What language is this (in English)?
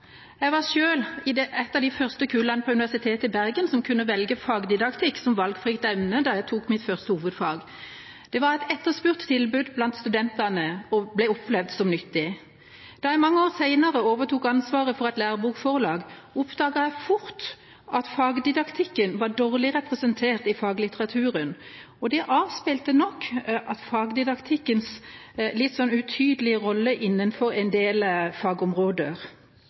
Norwegian Bokmål